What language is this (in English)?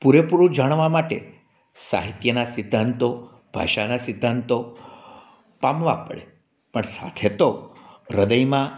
Gujarati